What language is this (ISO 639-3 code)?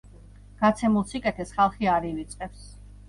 kat